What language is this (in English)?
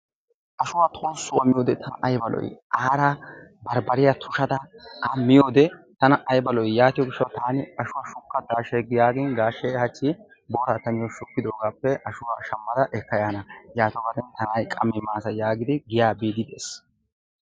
Wolaytta